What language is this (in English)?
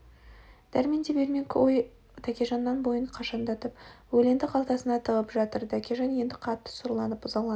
Kazakh